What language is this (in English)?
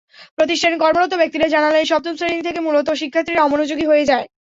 Bangla